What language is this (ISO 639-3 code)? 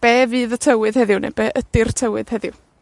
cym